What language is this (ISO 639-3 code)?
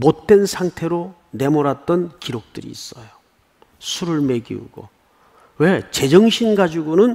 kor